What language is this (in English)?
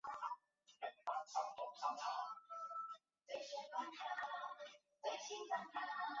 Chinese